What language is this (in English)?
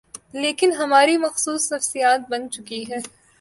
Urdu